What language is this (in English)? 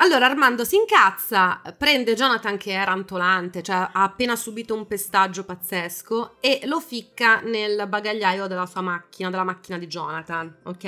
Italian